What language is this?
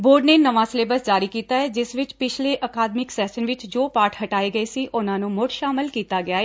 Punjabi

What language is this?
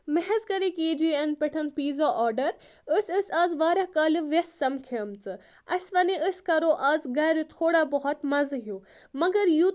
Kashmiri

